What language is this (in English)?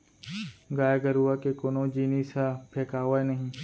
Chhattisgarhi